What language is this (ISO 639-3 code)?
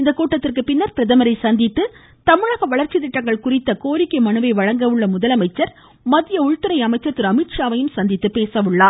tam